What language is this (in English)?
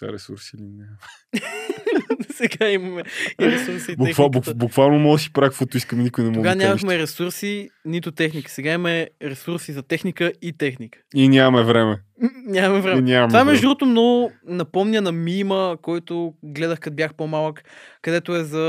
Bulgarian